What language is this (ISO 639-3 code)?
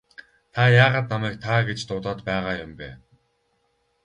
mon